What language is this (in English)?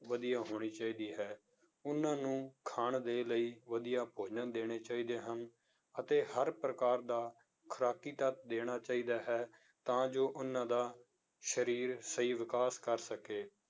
Punjabi